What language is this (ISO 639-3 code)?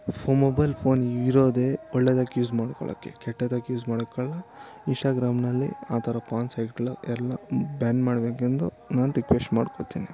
kan